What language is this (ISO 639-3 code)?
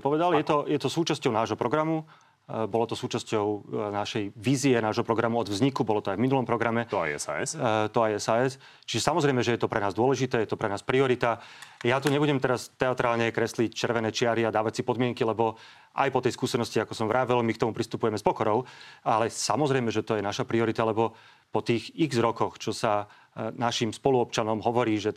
slk